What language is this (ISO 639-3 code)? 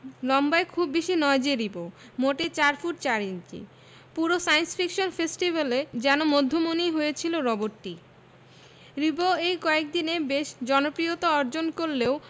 ben